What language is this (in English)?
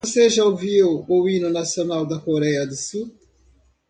Portuguese